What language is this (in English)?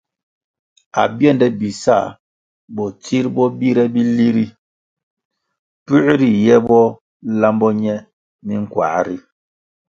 Kwasio